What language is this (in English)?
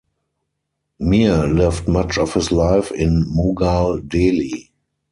English